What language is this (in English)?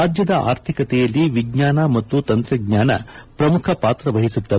Kannada